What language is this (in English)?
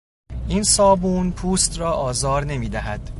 Persian